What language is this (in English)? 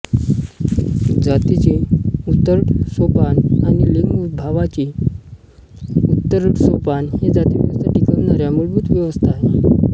Marathi